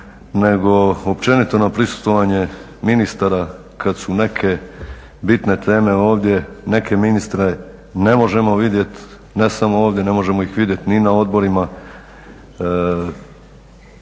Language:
Croatian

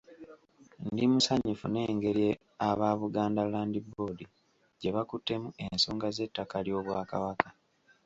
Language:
Ganda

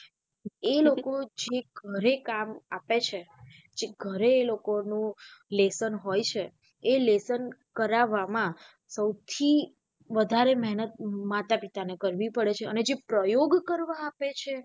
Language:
Gujarati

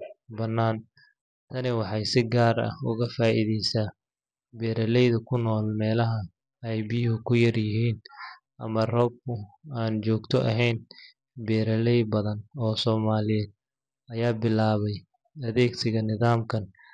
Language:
Somali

